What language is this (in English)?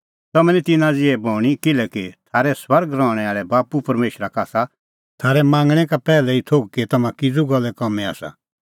Kullu Pahari